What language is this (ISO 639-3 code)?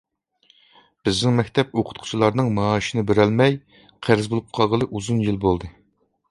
uig